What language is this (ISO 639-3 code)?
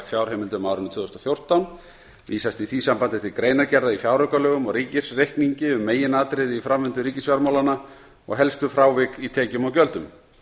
isl